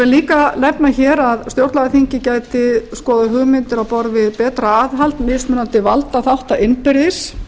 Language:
Icelandic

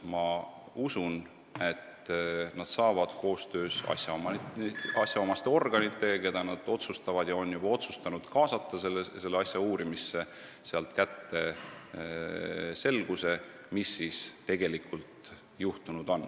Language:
Estonian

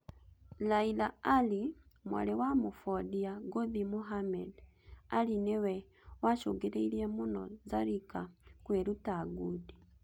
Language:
Kikuyu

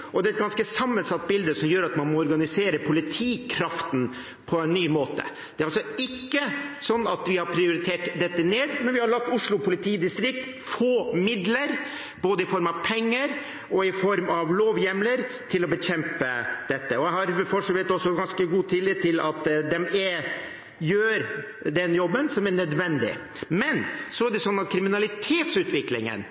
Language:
Norwegian Bokmål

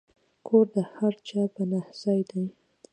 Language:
Pashto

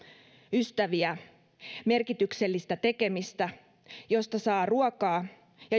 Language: Finnish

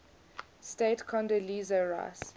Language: English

